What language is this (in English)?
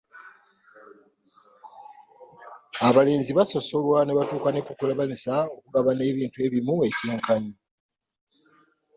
Ganda